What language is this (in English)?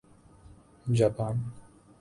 Urdu